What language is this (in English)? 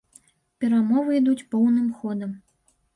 Belarusian